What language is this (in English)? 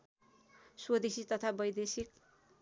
Nepali